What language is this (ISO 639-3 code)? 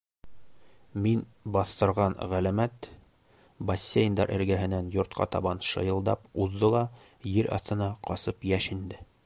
bak